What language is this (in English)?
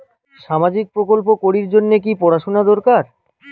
Bangla